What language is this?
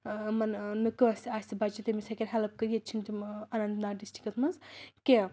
Kashmiri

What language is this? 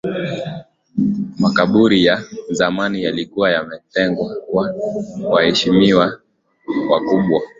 Swahili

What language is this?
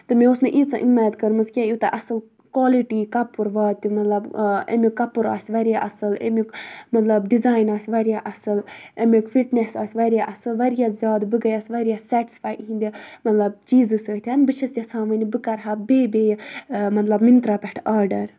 Kashmiri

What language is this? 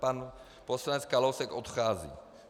Czech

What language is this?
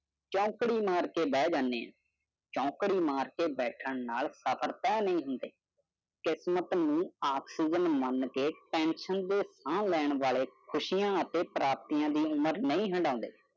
Punjabi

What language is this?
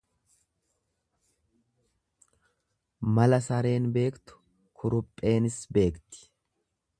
Oromo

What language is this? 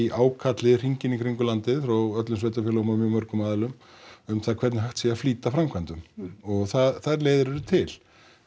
Icelandic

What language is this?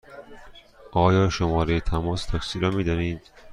Persian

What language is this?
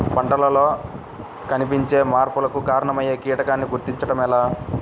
Telugu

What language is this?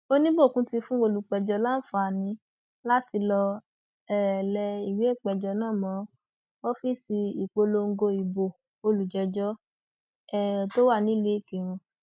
Yoruba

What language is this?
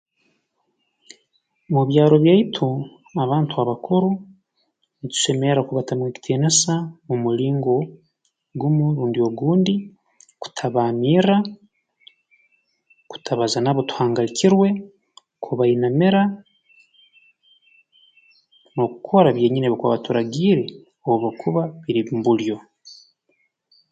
Tooro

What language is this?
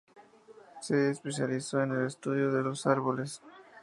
Spanish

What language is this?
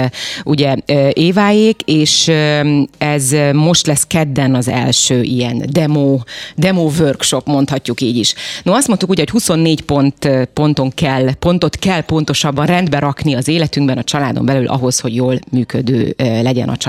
Hungarian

